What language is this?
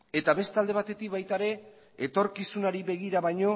Basque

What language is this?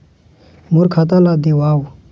Chhattisgarhi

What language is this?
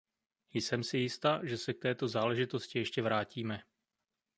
Czech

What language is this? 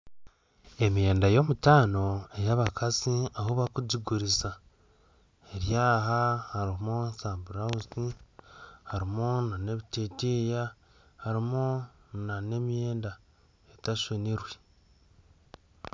Nyankole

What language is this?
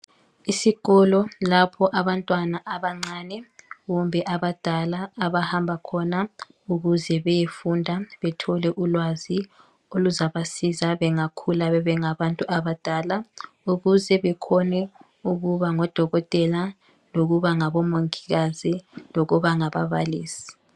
North Ndebele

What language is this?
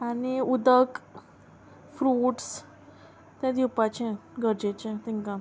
Konkani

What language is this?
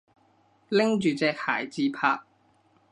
Cantonese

